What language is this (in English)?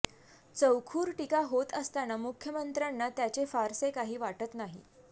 Marathi